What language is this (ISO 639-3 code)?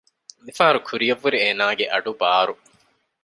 div